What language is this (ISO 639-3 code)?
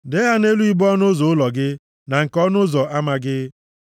ibo